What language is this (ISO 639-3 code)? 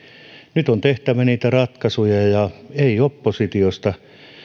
fin